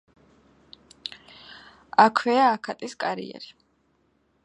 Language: Georgian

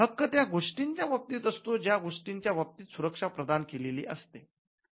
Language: Marathi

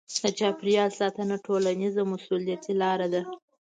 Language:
Pashto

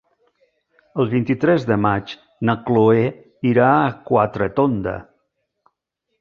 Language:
Catalan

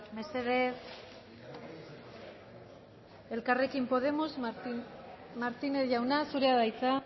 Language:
Basque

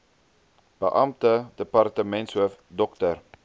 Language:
Afrikaans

